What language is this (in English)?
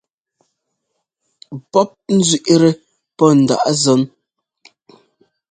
Ngomba